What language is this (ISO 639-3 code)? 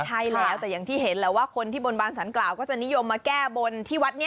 tha